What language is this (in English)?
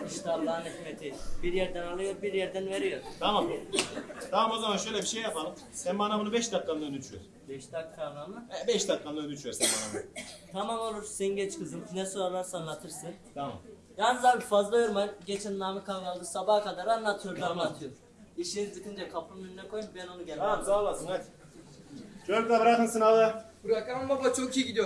Turkish